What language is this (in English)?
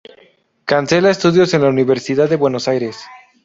Spanish